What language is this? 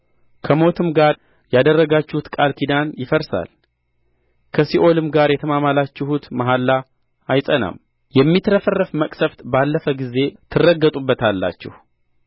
Amharic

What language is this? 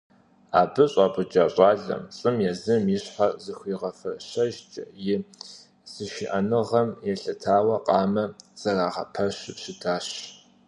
Kabardian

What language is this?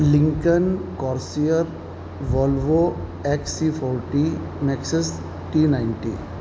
Urdu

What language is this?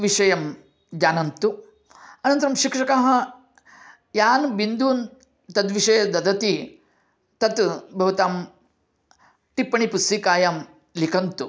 Sanskrit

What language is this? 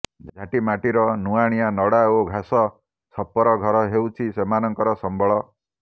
Odia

